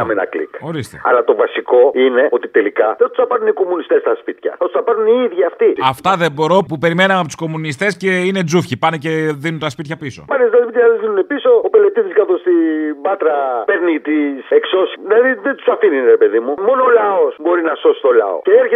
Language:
Greek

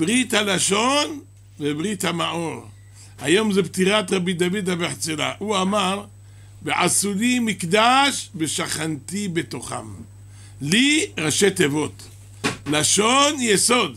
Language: Hebrew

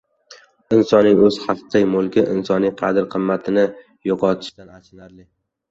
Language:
Uzbek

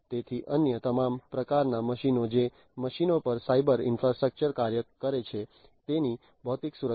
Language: Gujarati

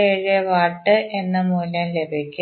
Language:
Malayalam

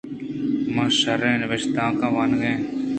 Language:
Eastern Balochi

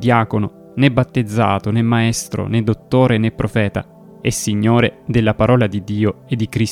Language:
Italian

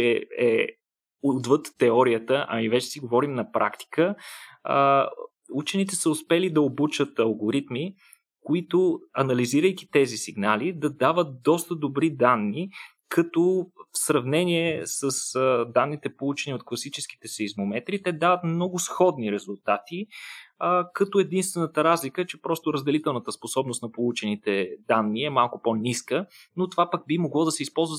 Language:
Bulgarian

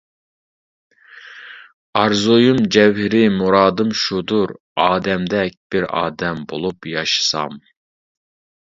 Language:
Uyghur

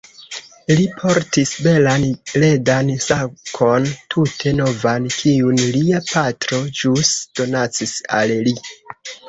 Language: Esperanto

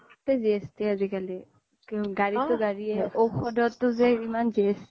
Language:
Assamese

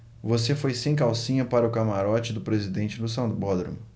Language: Portuguese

